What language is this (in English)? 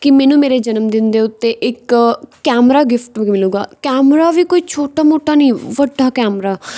Punjabi